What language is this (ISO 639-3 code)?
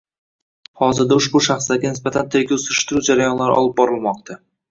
uzb